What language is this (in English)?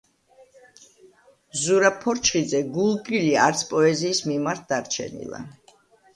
Georgian